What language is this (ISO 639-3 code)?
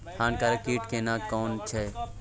mai